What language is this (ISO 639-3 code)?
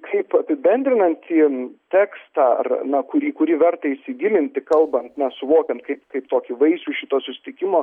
lit